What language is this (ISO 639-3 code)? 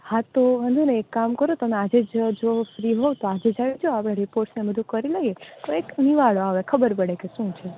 guj